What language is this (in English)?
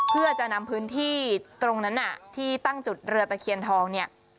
Thai